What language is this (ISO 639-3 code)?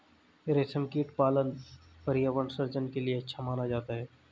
hin